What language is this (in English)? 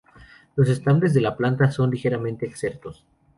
Spanish